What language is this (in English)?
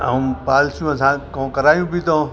Sindhi